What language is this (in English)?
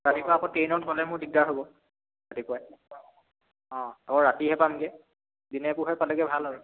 Assamese